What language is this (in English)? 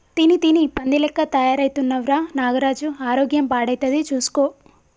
Telugu